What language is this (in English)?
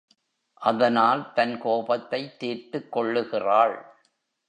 Tamil